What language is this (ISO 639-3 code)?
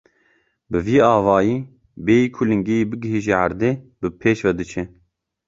kur